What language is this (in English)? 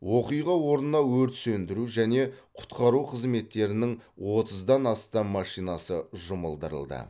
Kazakh